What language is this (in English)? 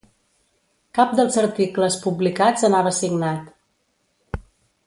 Catalan